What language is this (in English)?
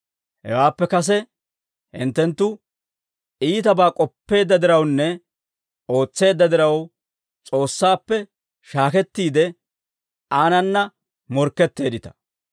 Dawro